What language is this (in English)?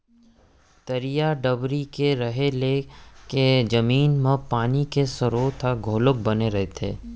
Chhattisgarhi